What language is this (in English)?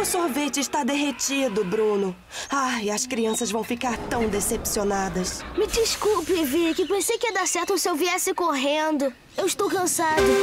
Portuguese